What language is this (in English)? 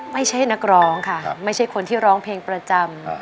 Thai